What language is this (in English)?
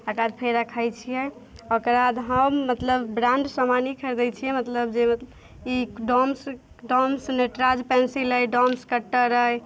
Maithili